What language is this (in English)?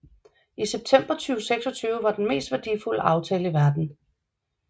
Danish